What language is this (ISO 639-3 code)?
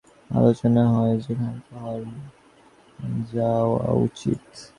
ben